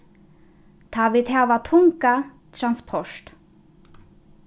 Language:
Faroese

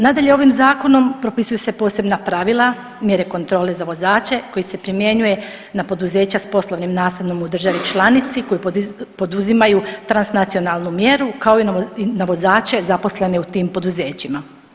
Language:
Croatian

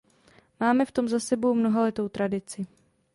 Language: Czech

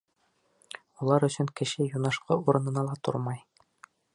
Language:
Bashkir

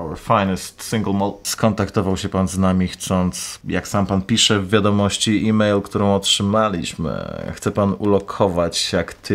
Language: Polish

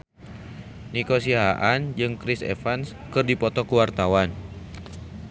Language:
Sundanese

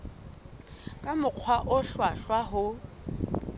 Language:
Southern Sotho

